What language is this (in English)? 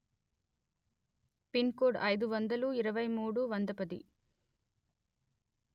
Telugu